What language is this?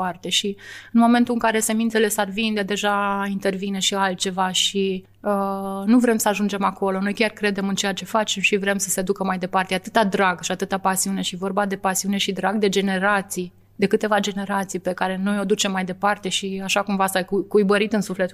Romanian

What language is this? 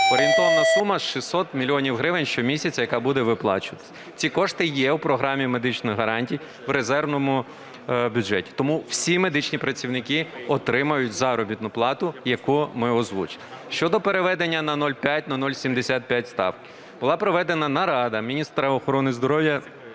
Ukrainian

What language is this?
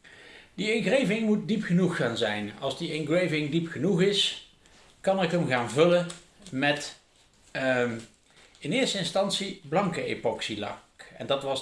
Dutch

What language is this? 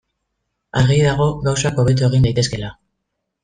Basque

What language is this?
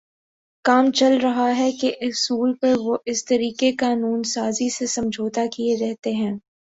Urdu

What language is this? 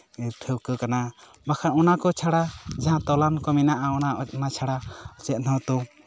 Santali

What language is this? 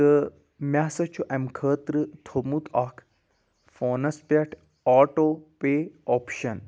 Kashmiri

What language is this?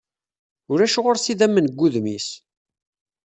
Kabyle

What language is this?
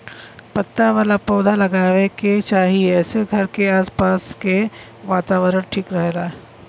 Bhojpuri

